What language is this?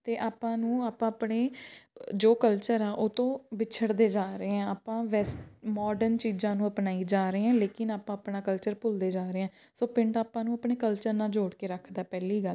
Punjabi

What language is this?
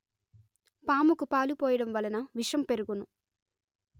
Telugu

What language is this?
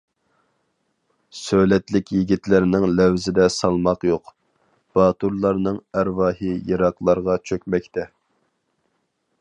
Uyghur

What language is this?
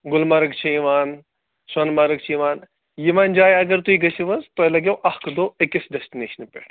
Kashmiri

